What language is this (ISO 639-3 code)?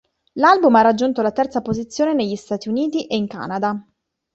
ita